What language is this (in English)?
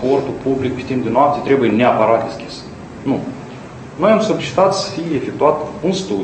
Romanian